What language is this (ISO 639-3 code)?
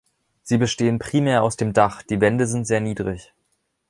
deu